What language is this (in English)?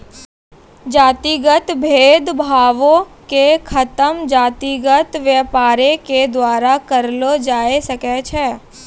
Maithili